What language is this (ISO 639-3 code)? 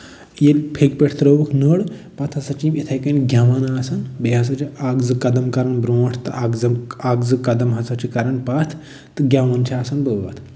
kas